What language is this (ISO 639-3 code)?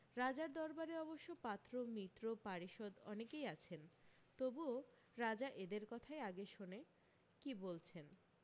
ben